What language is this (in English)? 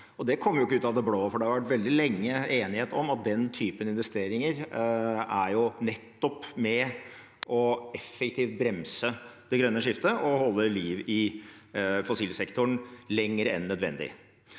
Norwegian